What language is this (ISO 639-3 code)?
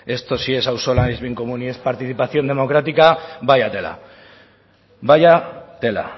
spa